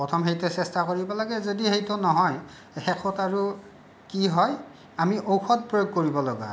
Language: Assamese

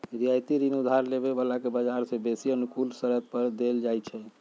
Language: Magahi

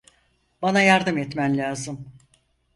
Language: Turkish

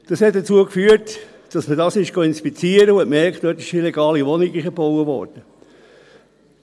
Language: Swiss German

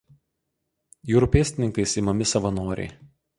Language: Lithuanian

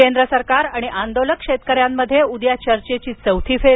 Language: Marathi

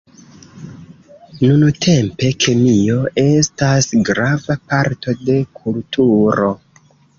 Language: Esperanto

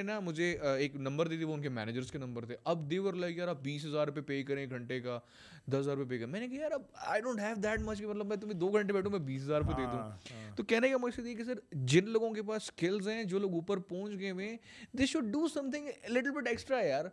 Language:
Urdu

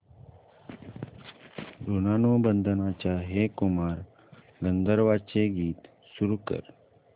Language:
Marathi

